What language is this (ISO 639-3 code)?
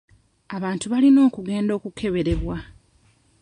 lug